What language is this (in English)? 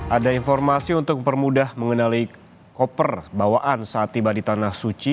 Indonesian